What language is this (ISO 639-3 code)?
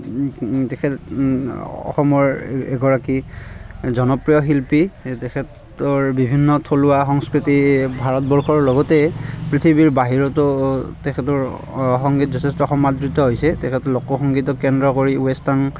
asm